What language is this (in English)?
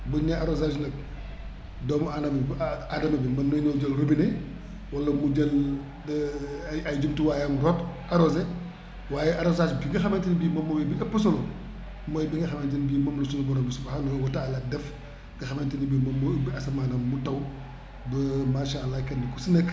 Wolof